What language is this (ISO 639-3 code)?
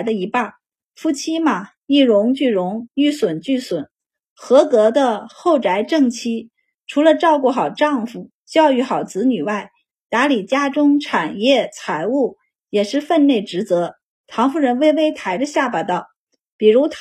zho